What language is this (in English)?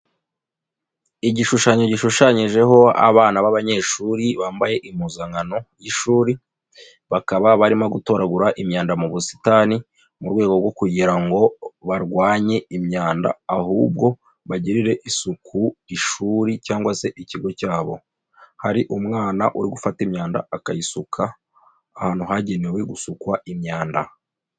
Kinyarwanda